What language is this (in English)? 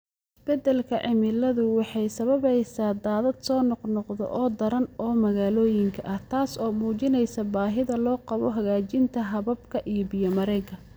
Somali